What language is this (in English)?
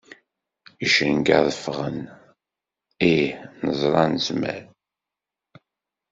Kabyle